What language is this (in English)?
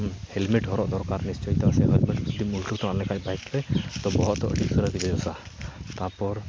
Santali